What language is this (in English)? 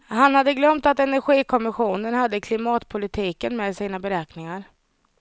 Swedish